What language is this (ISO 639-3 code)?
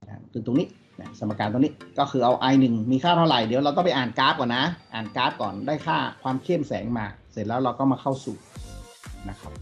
tha